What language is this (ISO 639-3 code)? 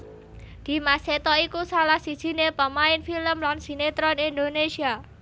jav